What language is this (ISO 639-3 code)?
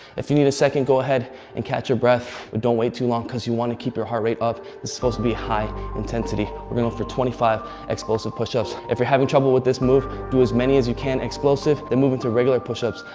eng